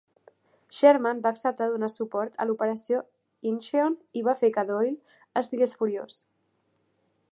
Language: Catalan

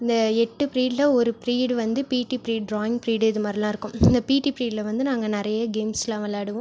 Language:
Tamil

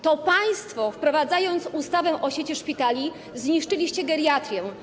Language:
Polish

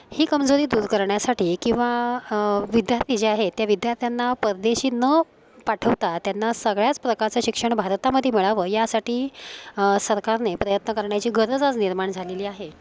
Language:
Marathi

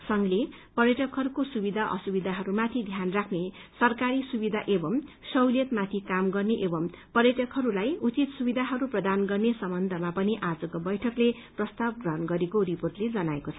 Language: Nepali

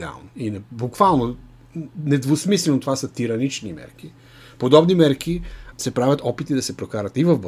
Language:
Bulgarian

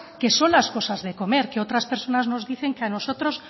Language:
Spanish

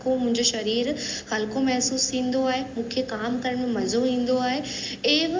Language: Sindhi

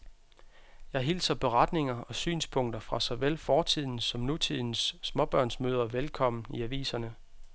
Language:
Danish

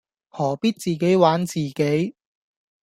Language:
Cantonese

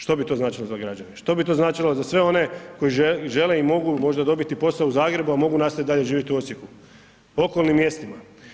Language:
Croatian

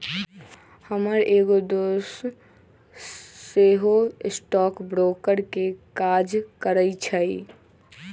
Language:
Magahi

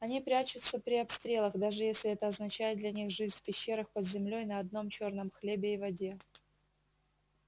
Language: Russian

